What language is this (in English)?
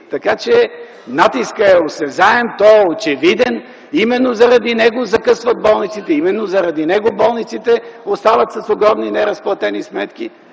Bulgarian